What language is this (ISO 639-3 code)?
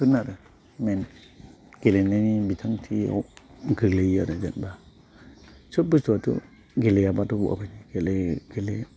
brx